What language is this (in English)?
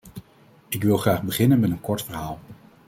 Dutch